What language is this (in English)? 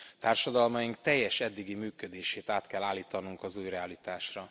Hungarian